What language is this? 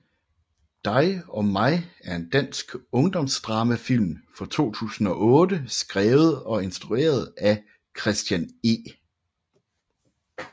Danish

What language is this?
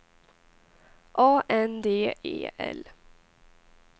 Swedish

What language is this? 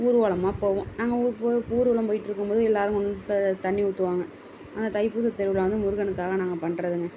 Tamil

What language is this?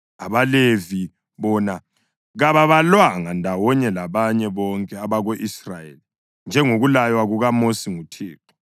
North Ndebele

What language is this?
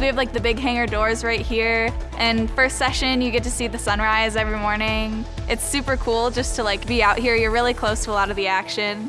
English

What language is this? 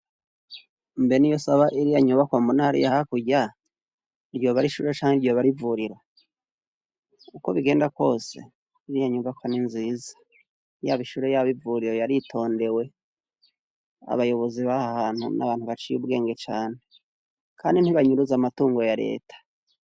Rundi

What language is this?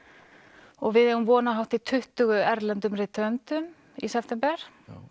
Icelandic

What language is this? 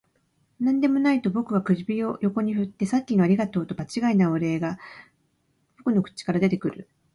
Japanese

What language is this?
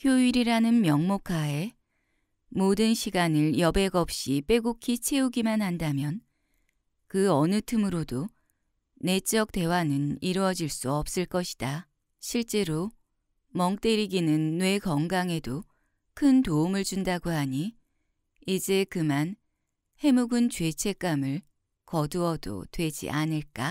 Korean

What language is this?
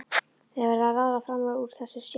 Icelandic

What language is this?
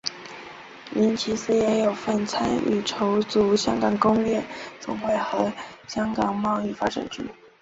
Chinese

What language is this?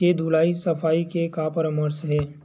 Chhattisgarhi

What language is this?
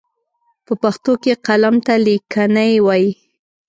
Pashto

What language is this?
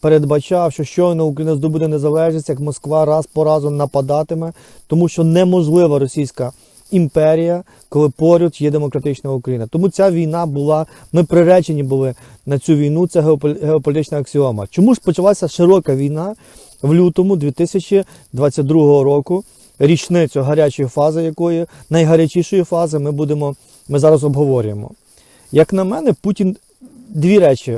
Ukrainian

